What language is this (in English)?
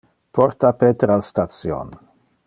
Interlingua